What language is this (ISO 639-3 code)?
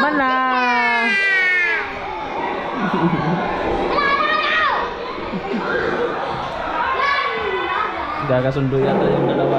fil